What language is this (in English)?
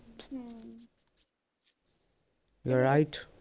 Punjabi